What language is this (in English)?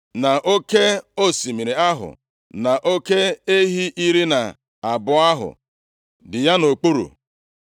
Igbo